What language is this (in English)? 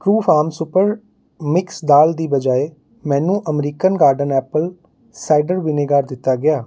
Punjabi